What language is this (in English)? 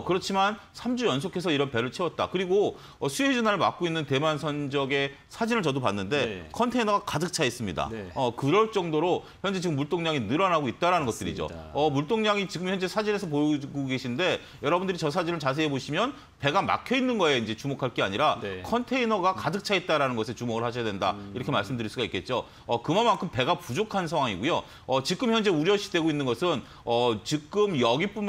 Korean